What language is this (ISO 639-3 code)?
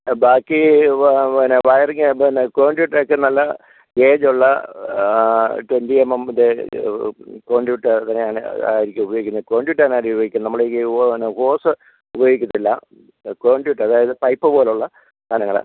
mal